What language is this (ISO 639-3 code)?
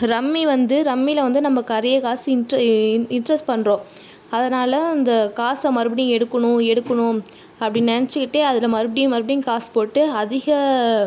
tam